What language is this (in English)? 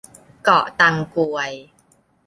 Thai